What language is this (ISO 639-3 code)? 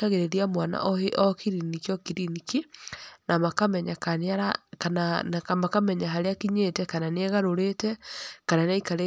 kik